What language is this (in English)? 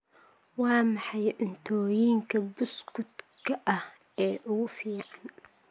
Somali